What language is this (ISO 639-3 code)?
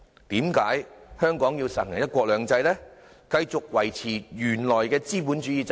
yue